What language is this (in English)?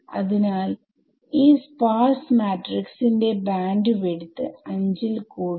Malayalam